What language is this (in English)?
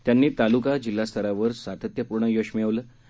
Marathi